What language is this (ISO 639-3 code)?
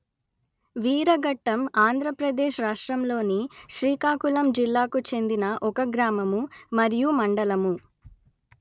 tel